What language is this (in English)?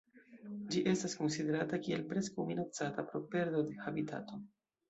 Esperanto